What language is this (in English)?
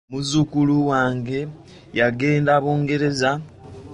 Ganda